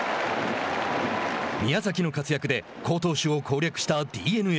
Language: Japanese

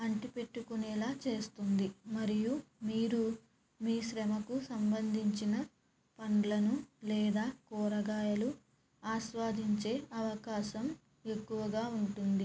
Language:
Telugu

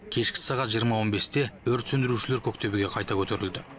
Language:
Kazakh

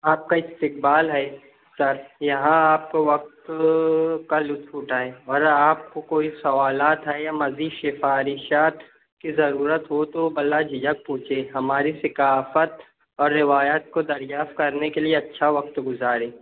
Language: Urdu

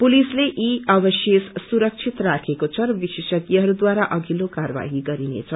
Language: Nepali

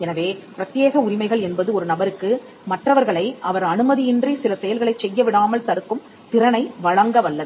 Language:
Tamil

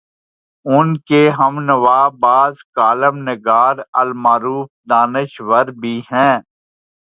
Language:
Urdu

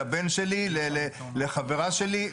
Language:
Hebrew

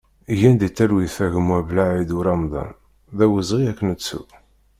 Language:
Kabyle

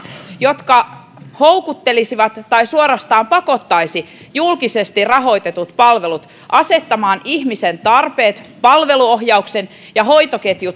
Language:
Finnish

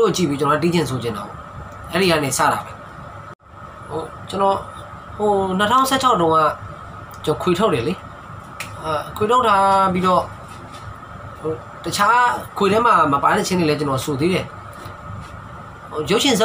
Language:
Romanian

